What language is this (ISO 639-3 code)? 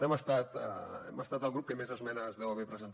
cat